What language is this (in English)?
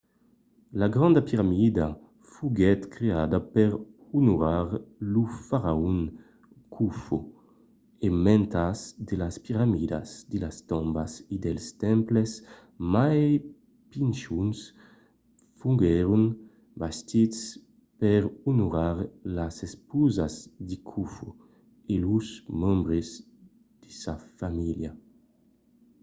Occitan